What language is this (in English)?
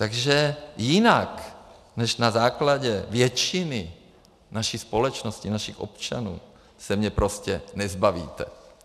Czech